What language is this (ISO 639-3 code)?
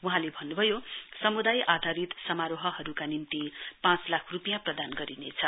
nep